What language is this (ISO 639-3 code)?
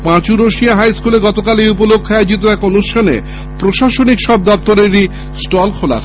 ben